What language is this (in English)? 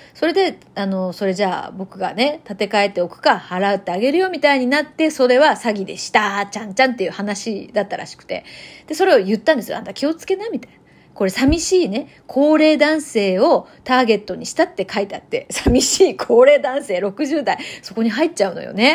Japanese